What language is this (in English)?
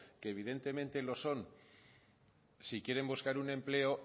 Spanish